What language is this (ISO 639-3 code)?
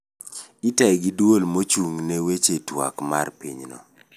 luo